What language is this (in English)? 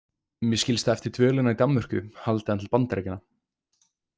Icelandic